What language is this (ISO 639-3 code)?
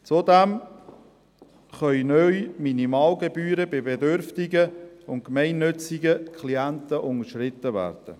gsw